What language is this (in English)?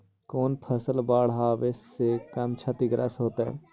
Magahi